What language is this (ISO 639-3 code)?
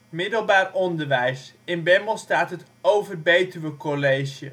nld